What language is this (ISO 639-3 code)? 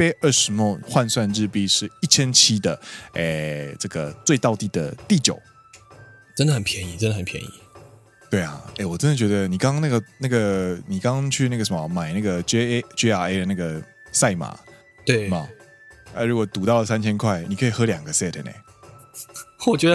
zho